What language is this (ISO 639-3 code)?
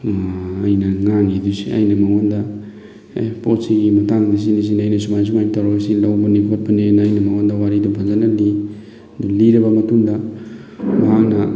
mni